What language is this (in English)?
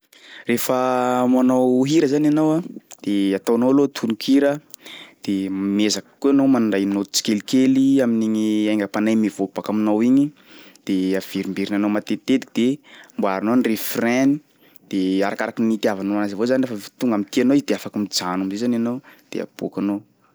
Sakalava Malagasy